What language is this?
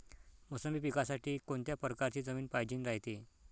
Marathi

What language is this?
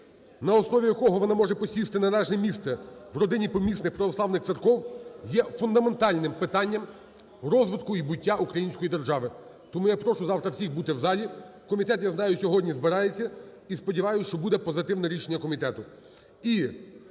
Ukrainian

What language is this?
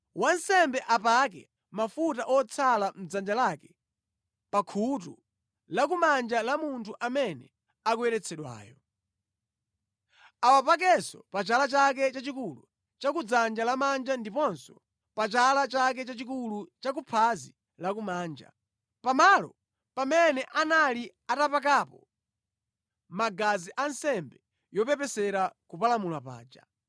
Nyanja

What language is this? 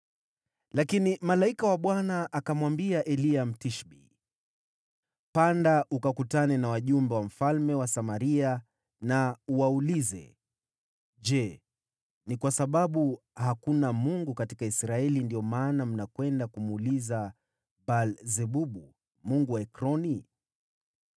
Swahili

